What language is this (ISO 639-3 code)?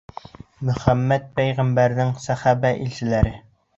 bak